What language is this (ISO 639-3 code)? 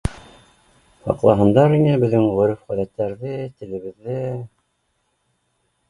bak